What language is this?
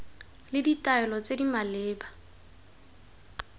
Tswana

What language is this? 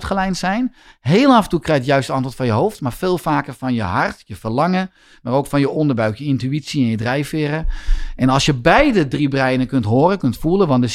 Dutch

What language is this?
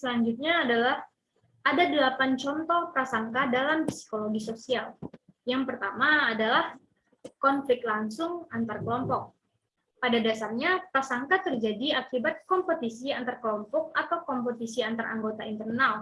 Indonesian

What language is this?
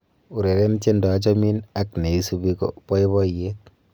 Kalenjin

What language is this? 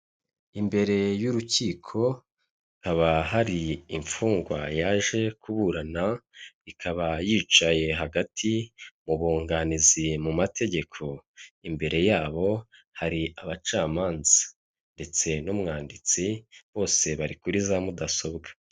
Kinyarwanda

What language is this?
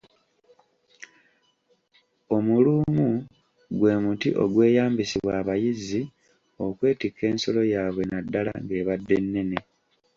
Ganda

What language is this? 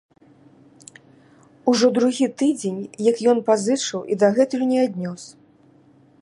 Belarusian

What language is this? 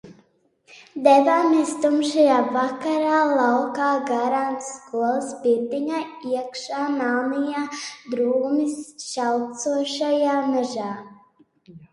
Latvian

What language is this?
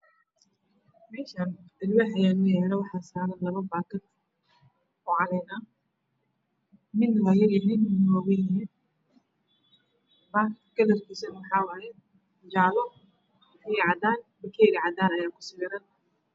Somali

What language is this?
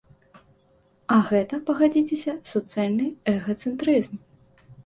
Belarusian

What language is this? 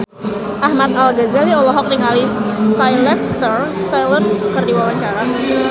Sundanese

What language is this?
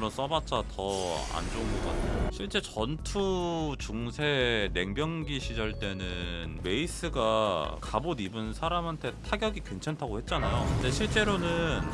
Korean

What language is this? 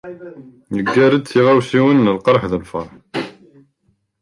Kabyle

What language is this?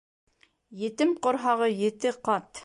Bashkir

